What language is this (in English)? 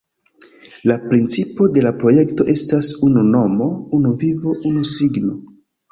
Esperanto